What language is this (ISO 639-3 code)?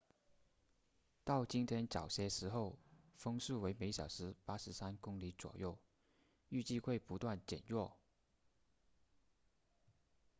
zho